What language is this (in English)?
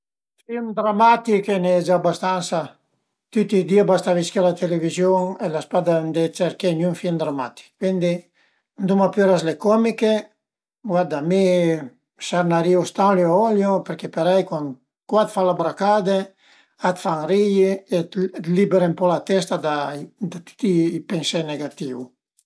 Piedmontese